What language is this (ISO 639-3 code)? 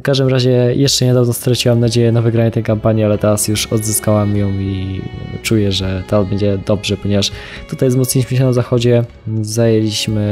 pol